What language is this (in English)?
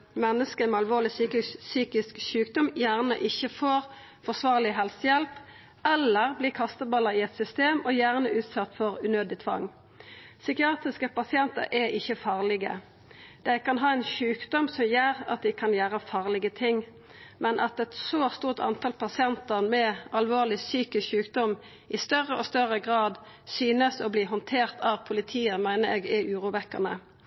Norwegian Nynorsk